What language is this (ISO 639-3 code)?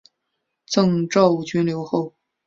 zho